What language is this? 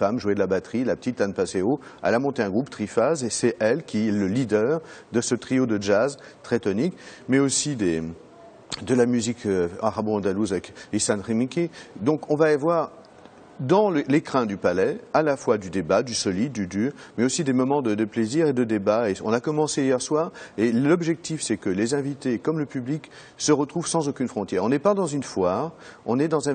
French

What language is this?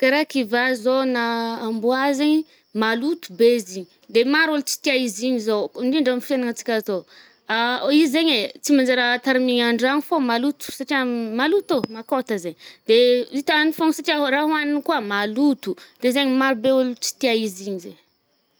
Northern Betsimisaraka Malagasy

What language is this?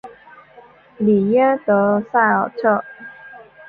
Chinese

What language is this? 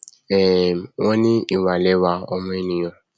Yoruba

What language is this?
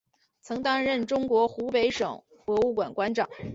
Chinese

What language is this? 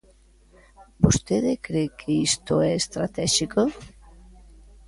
Galician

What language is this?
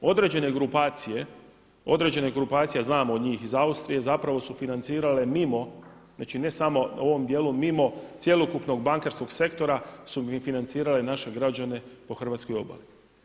Croatian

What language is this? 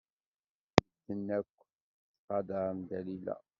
Kabyle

